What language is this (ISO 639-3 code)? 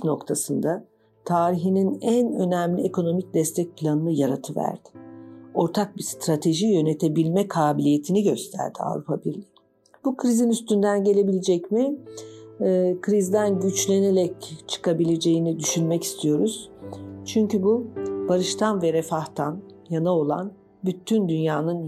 tur